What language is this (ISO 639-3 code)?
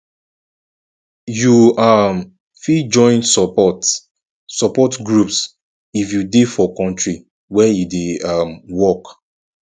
pcm